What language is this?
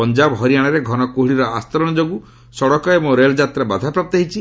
Odia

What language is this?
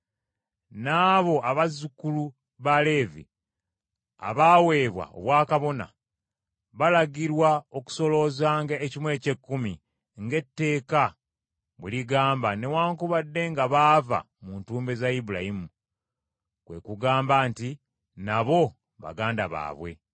Ganda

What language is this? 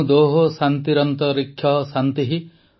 Odia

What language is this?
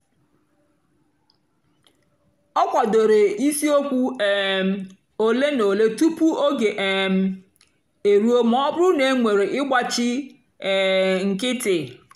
Igbo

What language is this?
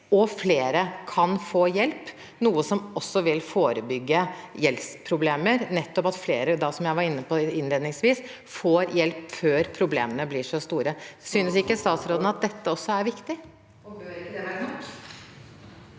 Norwegian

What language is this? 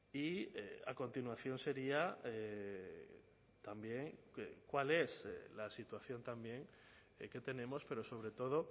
Spanish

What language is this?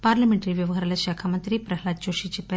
Telugu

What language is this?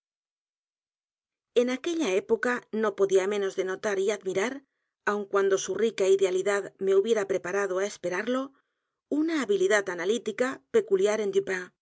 Spanish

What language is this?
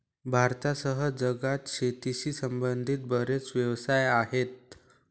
Marathi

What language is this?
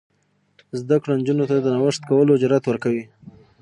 Pashto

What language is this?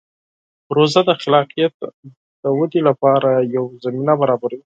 Pashto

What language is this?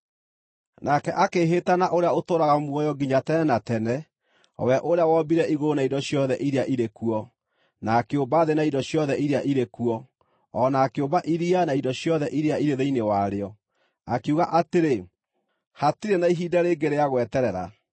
Kikuyu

